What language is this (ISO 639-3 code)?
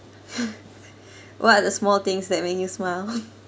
eng